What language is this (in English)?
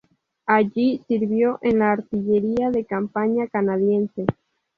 Spanish